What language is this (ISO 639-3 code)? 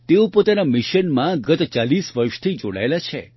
guj